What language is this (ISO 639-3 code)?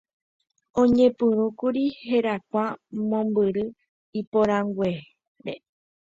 grn